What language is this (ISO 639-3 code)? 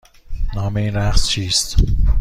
fas